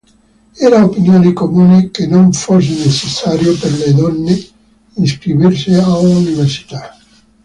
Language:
Italian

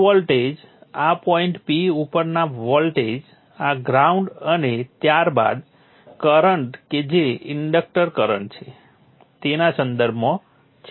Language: Gujarati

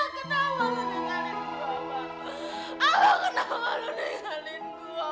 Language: Indonesian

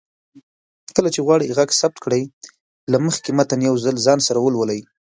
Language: Pashto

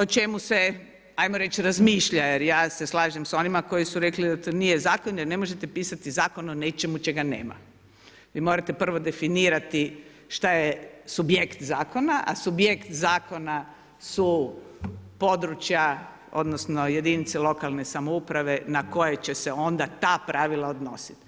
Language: Croatian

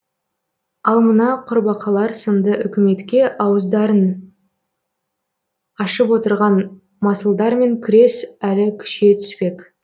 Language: Kazakh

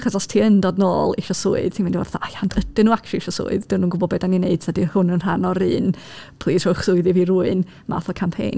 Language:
Welsh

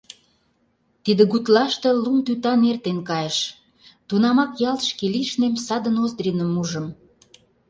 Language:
Mari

